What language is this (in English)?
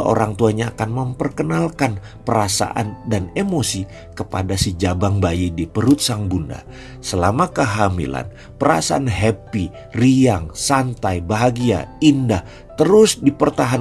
Indonesian